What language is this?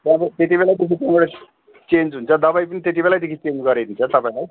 Nepali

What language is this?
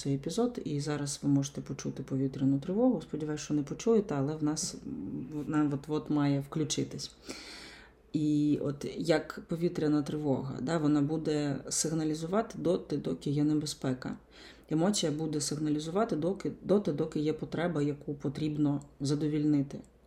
Ukrainian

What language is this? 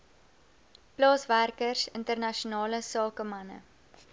Afrikaans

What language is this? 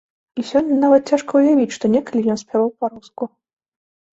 Belarusian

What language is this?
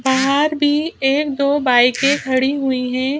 Hindi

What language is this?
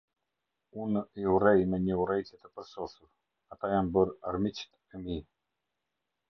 Albanian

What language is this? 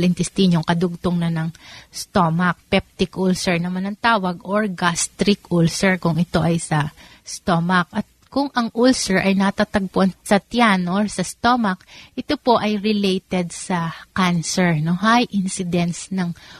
Filipino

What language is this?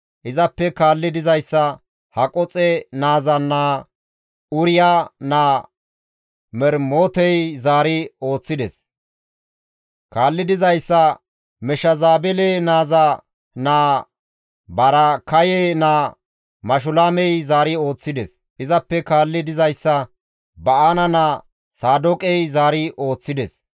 Gamo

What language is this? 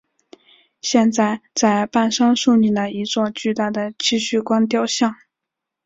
Chinese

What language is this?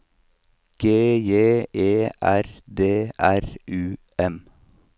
Norwegian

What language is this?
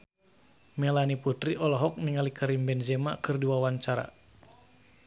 Sundanese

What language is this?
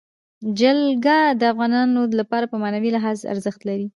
Pashto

